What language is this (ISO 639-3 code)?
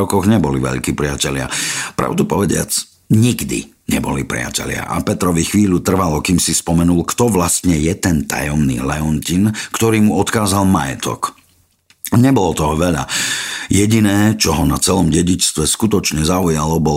slk